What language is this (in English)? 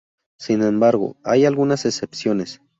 Spanish